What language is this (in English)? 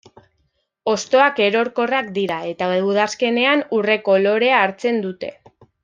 Basque